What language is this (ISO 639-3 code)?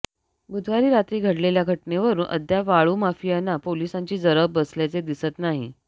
mar